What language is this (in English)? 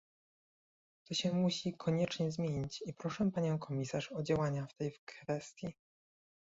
Polish